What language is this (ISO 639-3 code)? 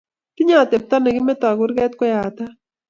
kln